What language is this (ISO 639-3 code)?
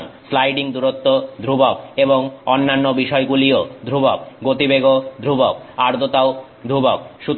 ben